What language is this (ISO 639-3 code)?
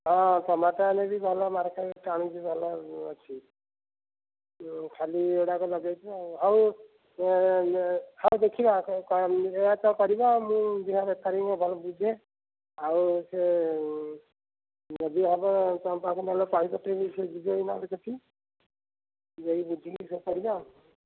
ori